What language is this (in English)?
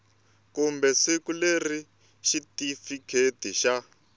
Tsonga